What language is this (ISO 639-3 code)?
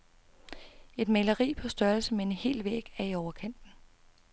dan